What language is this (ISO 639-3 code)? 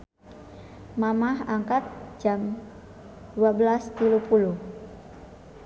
sun